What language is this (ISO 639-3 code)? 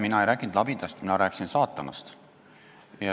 est